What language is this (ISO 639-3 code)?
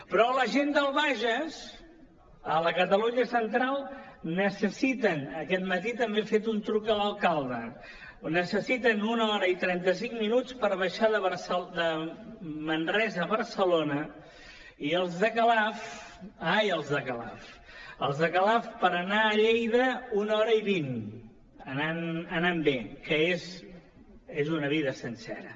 cat